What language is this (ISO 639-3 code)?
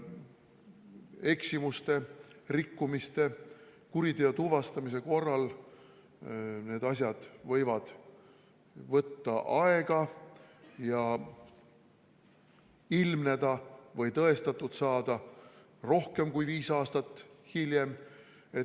est